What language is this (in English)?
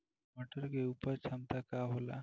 Bhojpuri